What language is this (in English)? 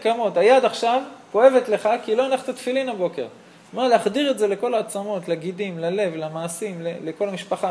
Hebrew